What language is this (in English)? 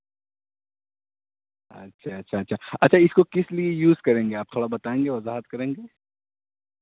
Urdu